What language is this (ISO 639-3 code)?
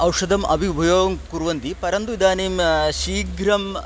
san